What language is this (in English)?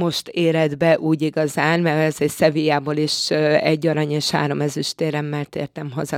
Hungarian